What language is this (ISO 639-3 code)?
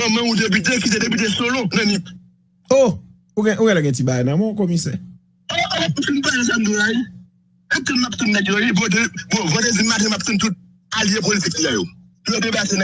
fra